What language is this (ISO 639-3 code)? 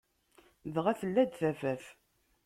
kab